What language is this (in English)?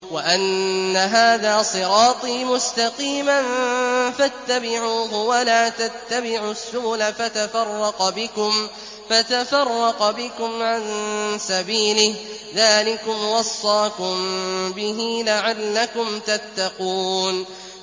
Arabic